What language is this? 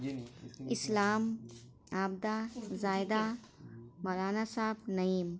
Urdu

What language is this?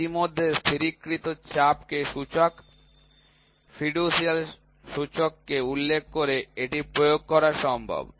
Bangla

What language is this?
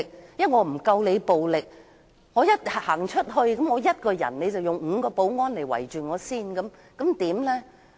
Cantonese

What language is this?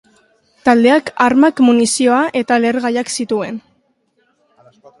Basque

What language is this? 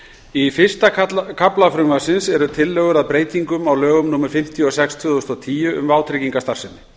Icelandic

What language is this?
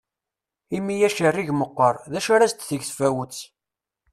Kabyle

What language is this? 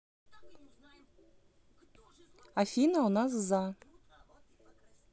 Russian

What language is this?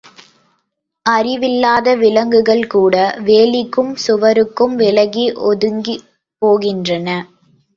Tamil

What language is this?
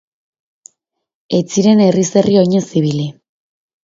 Basque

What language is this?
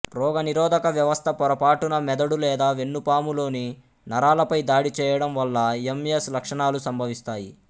Telugu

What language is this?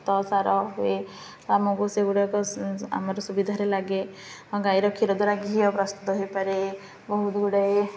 Odia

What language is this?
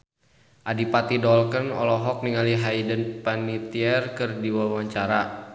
Sundanese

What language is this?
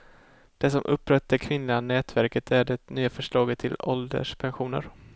Swedish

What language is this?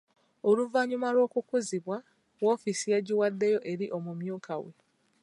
Ganda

